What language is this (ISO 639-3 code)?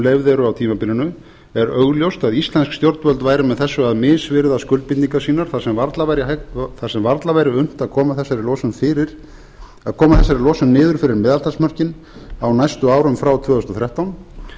isl